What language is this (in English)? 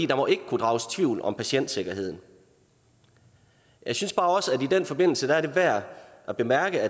Danish